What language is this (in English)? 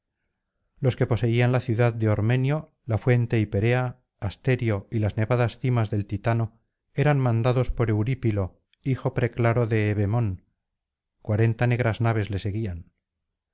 Spanish